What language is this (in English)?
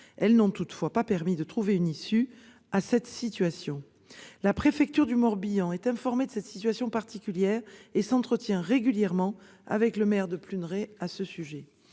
French